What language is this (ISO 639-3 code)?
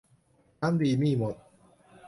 tha